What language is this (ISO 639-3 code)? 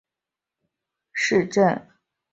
zho